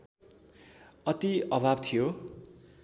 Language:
Nepali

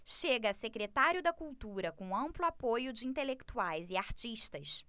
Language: Portuguese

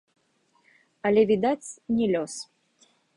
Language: Belarusian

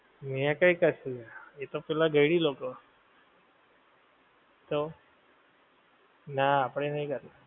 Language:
Gujarati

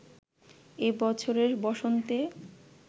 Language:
Bangla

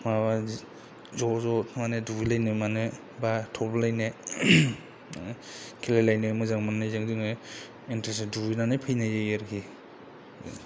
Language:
Bodo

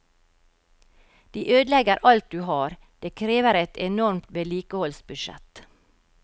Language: Norwegian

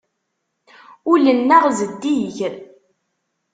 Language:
Kabyle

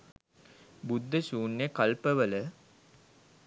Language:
Sinhala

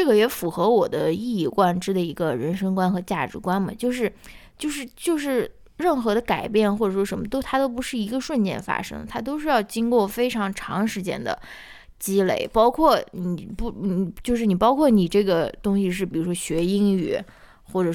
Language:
Chinese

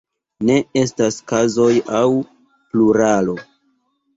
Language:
Esperanto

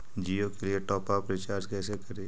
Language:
Magahi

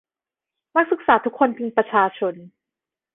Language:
Thai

